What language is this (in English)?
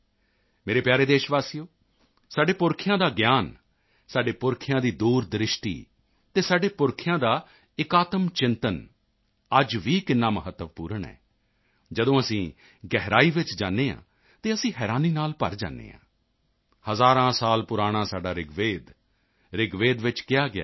Punjabi